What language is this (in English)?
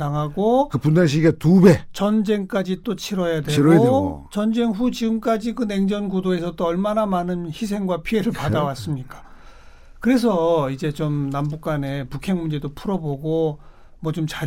Korean